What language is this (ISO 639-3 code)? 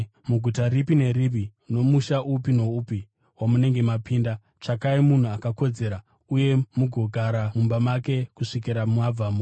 sna